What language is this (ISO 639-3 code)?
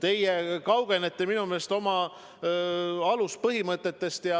est